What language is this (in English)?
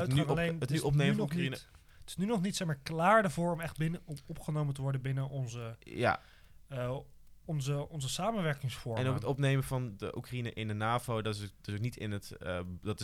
Dutch